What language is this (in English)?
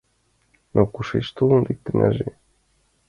Mari